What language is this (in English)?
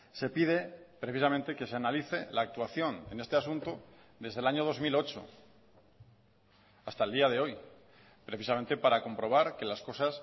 Spanish